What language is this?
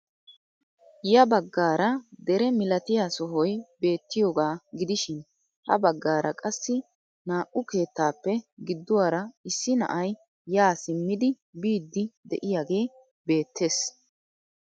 Wolaytta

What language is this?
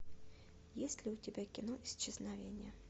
Russian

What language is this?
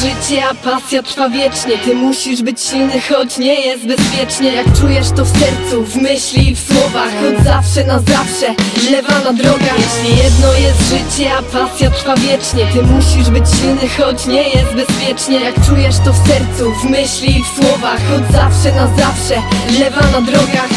Polish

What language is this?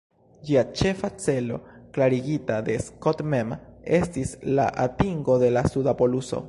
Esperanto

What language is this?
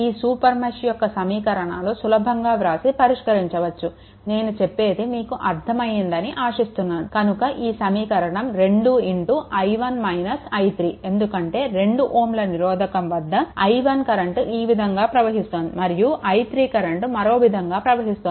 Telugu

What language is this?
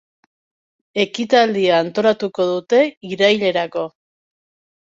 Basque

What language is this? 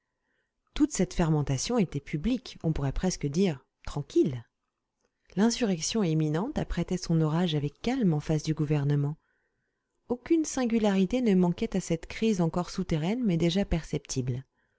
French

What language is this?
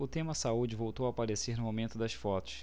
Portuguese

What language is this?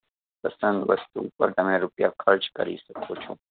Gujarati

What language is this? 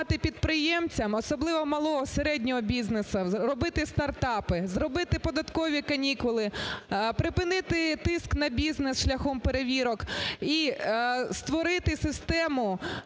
Ukrainian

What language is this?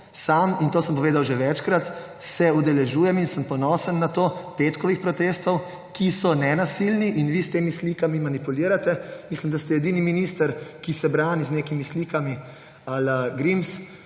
Slovenian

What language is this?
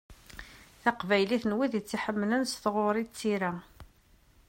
Kabyle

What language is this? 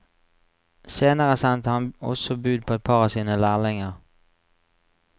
Norwegian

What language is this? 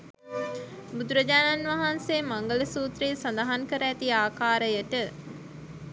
Sinhala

